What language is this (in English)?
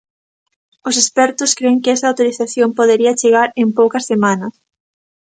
Galician